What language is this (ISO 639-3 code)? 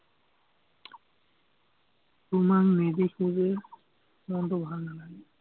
asm